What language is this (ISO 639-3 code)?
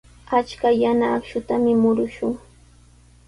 qws